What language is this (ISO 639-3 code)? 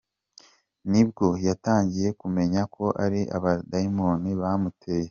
kin